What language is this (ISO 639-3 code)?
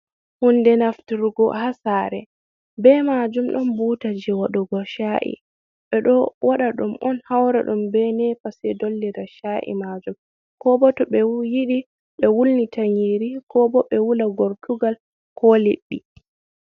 ful